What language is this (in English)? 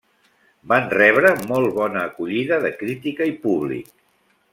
Catalan